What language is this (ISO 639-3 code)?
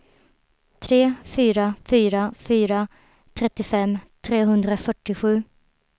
swe